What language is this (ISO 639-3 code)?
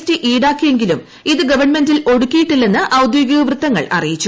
mal